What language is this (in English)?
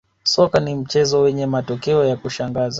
Swahili